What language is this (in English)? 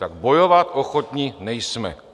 Czech